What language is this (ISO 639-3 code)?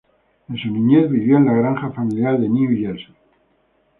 spa